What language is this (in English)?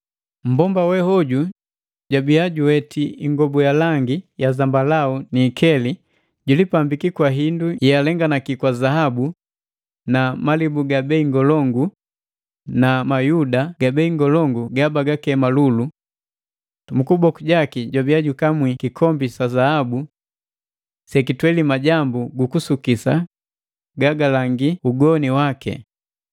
Matengo